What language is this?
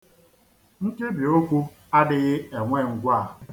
Igbo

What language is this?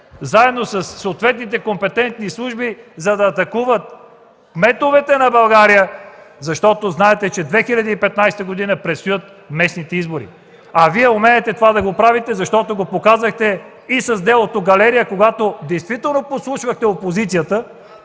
Bulgarian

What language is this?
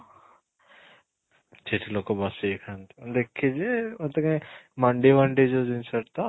Odia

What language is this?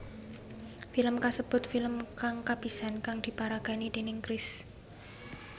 Javanese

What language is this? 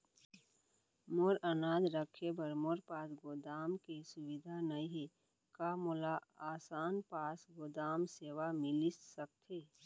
Chhattisgarhi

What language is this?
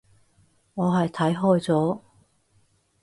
Cantonese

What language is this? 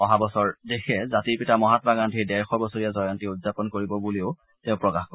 Assamese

